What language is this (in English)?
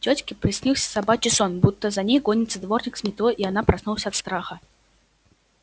Russian